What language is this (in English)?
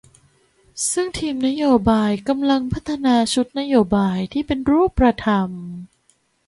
Thai